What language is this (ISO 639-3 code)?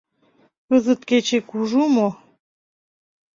chm